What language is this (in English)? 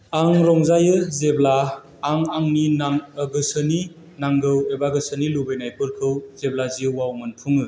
Bodo